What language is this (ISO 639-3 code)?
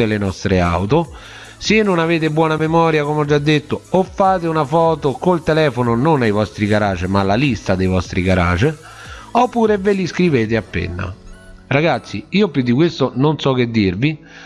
ita